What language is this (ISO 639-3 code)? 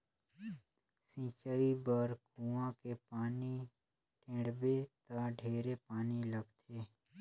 hne